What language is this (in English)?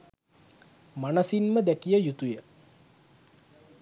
Sinhala